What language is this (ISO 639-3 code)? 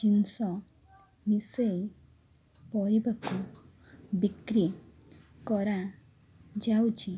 ori